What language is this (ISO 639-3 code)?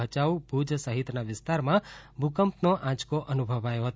guj